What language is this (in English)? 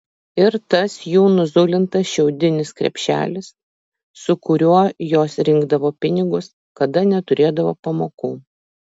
Lithuanian